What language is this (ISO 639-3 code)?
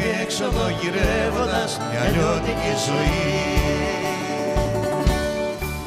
ell